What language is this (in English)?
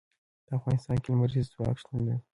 Pashto